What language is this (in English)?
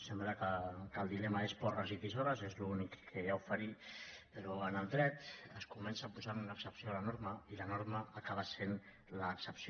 Catalan